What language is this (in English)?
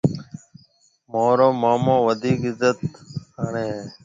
Marwari (Pakistan)